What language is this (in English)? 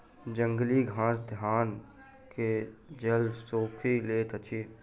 Maithili